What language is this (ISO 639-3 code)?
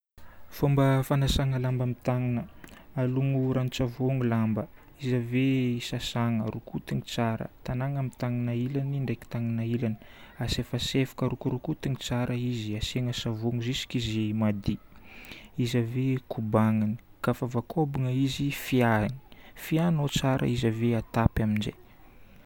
bmm